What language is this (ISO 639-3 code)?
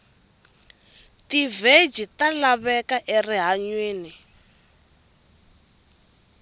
tso